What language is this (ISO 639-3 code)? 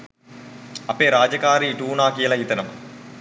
sin